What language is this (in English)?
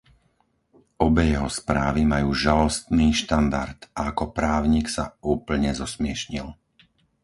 Slovak